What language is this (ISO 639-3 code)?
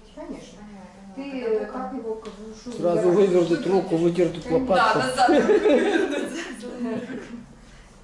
rus